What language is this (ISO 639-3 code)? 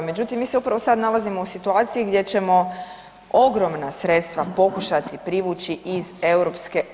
hrv